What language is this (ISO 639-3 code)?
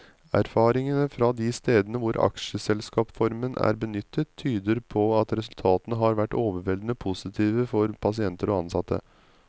nor